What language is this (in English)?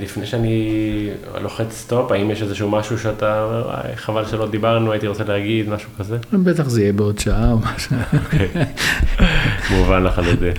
Hebrew